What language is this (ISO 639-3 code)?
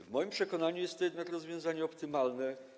pol